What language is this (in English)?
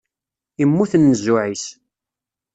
Kabyle